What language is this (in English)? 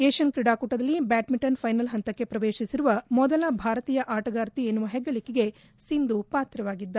Kannada